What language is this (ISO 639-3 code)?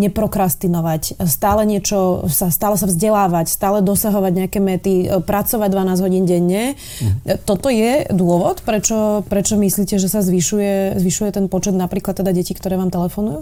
slk